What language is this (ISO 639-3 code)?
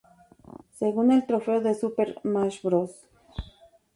spa